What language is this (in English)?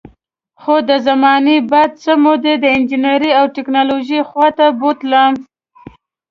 Pashto